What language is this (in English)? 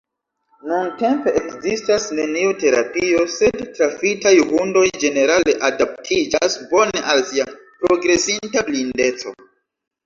Esperanto